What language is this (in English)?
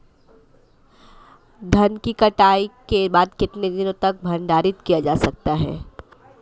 Hindi